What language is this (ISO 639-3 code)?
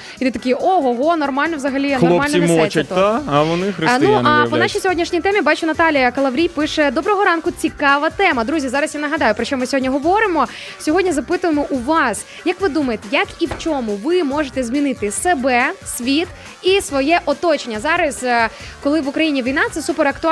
ukr